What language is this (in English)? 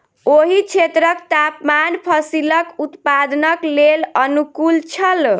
Maithili